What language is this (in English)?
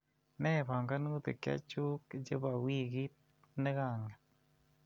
Kalenjin